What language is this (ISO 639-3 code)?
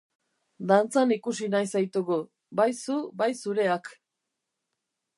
eus